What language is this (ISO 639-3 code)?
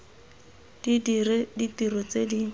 tsn